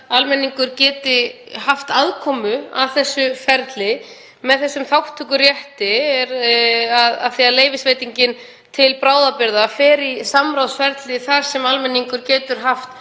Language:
Icelandic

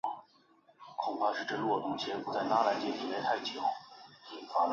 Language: Chinese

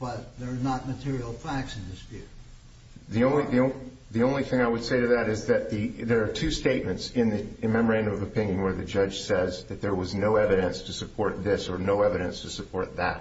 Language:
English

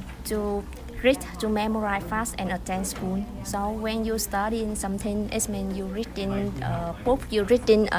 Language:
Vietnamese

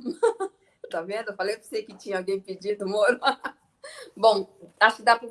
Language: Portuguese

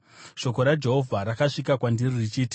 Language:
Shona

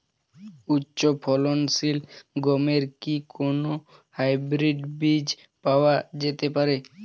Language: Bangla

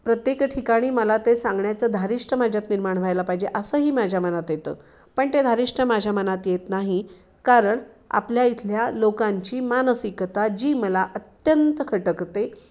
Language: Marathi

